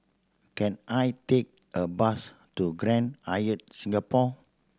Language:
English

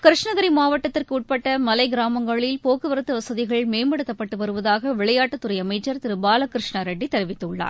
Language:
Tamil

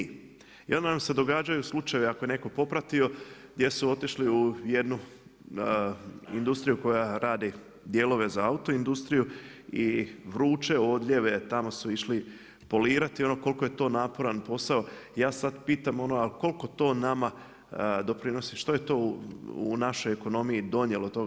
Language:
Croatian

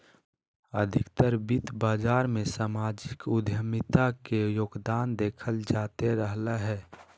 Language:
Magahi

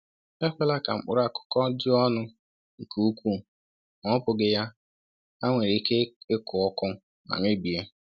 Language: Igbo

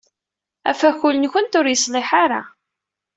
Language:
Kabyle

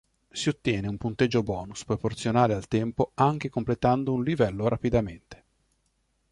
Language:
Italian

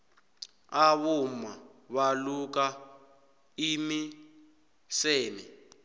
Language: South Ndebele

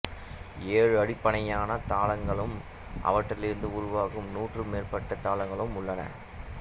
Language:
Tamil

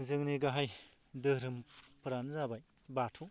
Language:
Bodo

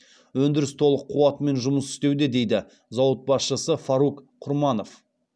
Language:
Kazakh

